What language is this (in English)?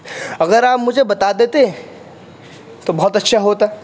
Urdu